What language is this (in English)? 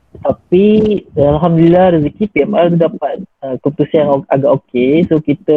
Malay